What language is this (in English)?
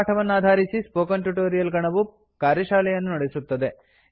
Kannada